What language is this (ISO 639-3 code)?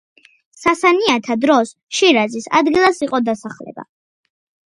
kat